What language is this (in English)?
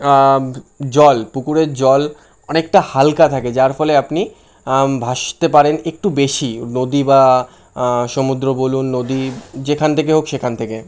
Bangla